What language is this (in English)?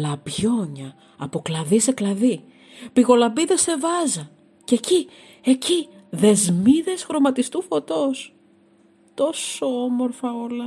Greek